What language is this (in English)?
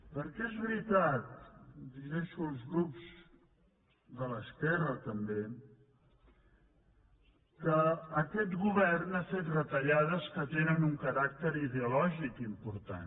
Catalan